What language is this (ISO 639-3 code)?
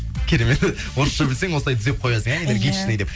kaz